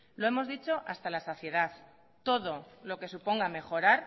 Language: Spanish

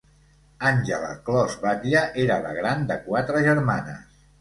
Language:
Catalan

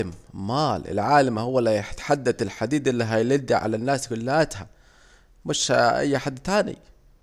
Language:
Saidi Arabic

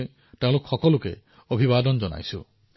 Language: Assamese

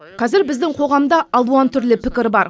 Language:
Kazakh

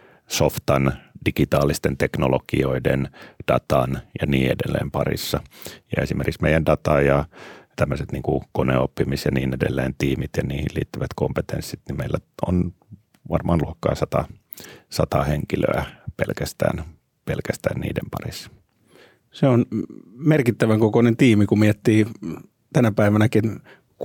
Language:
Finnish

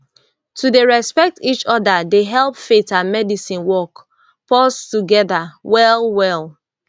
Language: Nigerian Pidgin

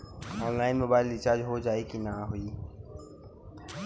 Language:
Bhojpuri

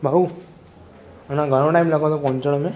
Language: Sindhi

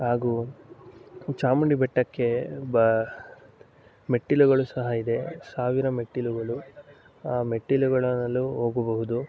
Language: Kannada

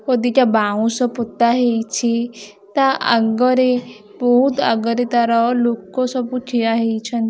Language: Odia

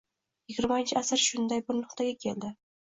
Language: Uzbek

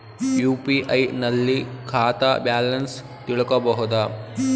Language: Kannada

